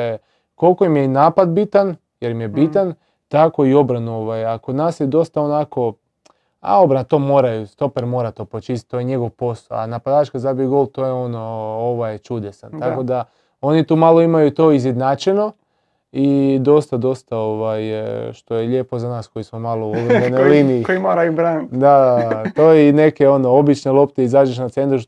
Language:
Croatian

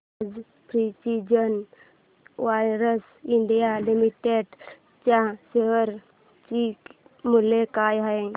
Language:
Marathi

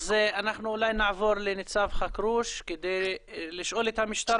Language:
Hebrew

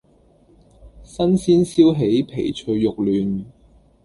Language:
Cantonese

